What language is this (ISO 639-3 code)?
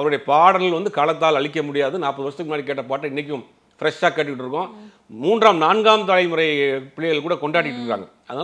kor